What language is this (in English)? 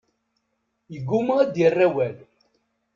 Kabyle